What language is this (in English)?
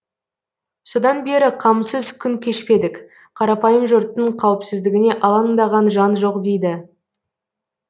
Kazakh